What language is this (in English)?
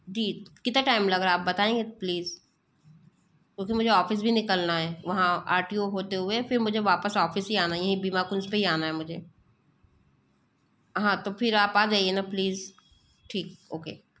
Hindi